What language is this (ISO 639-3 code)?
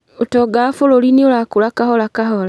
kik